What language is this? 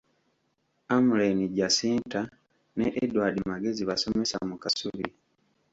Ganda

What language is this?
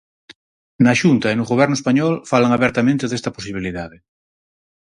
Galician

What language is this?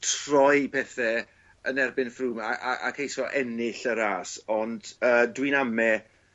Welsh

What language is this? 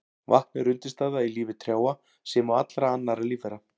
Icelandic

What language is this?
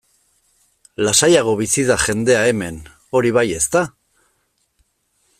Basque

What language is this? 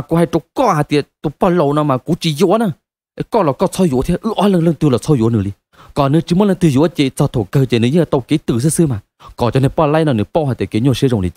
Thai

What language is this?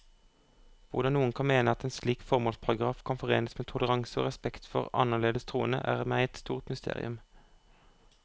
Norwegian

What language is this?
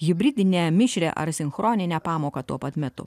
Lithuanian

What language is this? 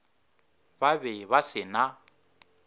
Northern Sotho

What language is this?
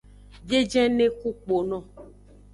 Aja (Benin)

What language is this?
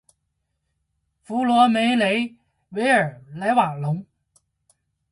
Chinese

